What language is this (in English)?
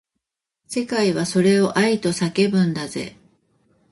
Japanese